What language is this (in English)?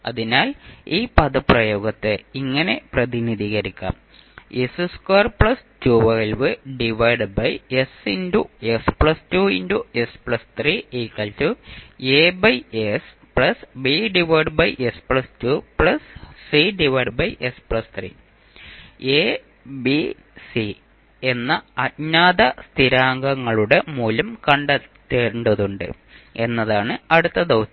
Malayalam